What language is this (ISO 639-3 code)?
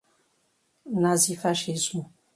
por